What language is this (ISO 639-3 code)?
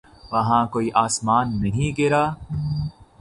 urd